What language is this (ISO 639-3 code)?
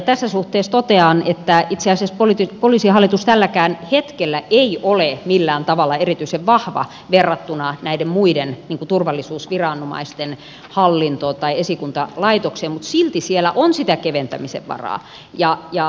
fin